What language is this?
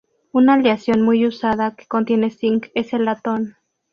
Spanish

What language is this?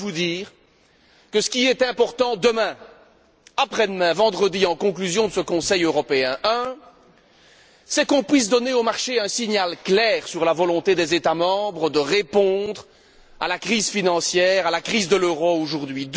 French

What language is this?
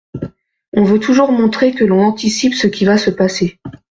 French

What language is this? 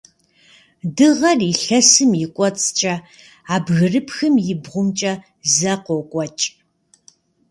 Kabardian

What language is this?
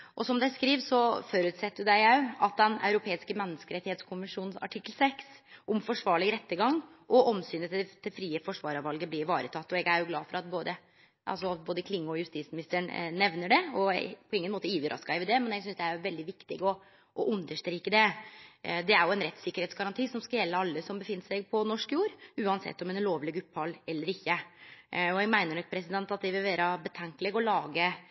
Norwegian Nynorsk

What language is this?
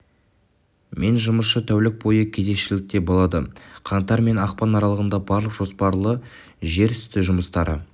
Kazakh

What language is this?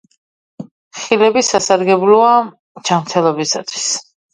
Georgian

